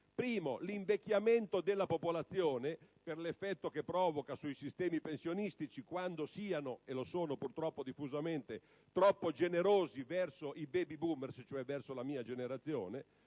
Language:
Italian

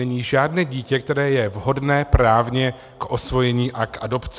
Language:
Czech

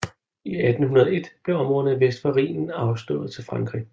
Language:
Danish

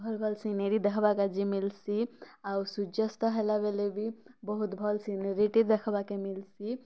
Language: Odia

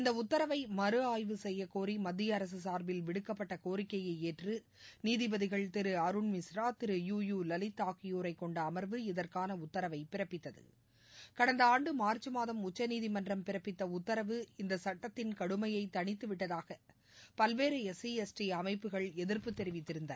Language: Tamil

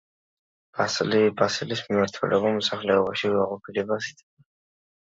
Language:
Georgian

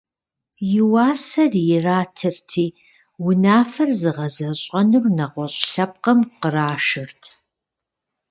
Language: Kabardian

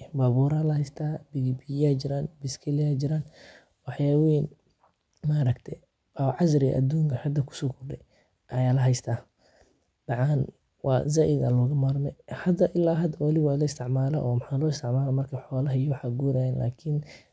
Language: Somali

